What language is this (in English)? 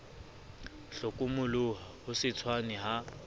Southern Sotho